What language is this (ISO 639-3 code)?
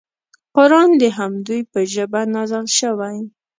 pus